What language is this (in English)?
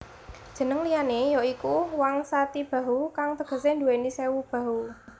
Javanese